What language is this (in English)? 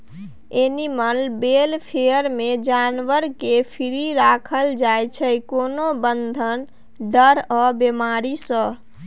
Maithili